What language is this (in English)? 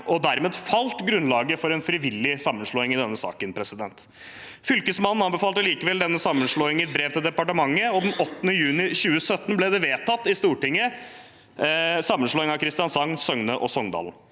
Norwegian